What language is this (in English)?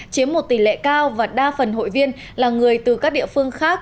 Vietnamese